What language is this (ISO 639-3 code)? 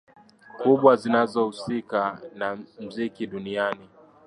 swa